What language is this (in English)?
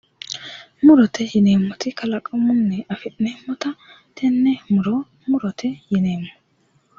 Sidamo